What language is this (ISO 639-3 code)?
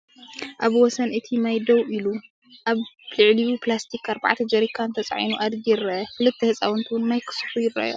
tir